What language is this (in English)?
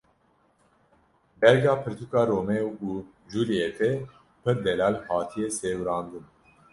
Kurdish